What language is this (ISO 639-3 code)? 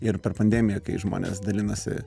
lit